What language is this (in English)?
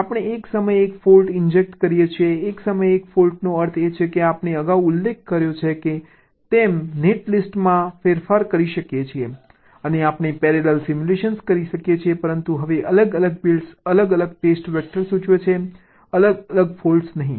Gujarati